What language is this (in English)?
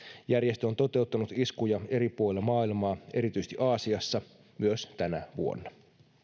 Finnish